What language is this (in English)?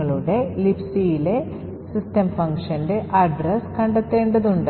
Malayalam